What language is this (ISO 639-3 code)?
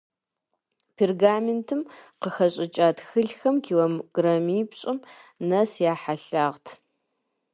kbd